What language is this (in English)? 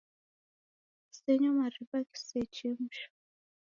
Taita